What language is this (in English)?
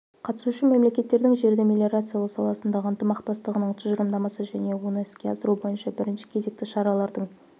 Kazakh